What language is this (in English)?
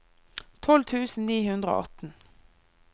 Norwegian